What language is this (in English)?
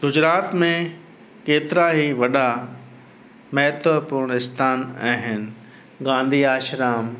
Sindhi